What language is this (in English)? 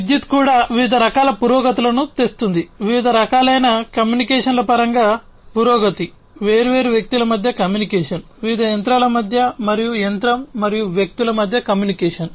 Telugu